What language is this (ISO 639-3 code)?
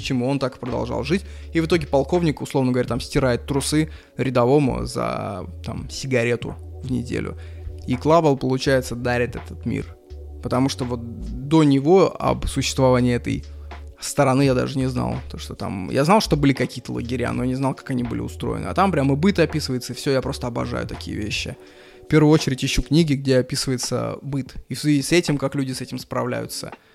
rus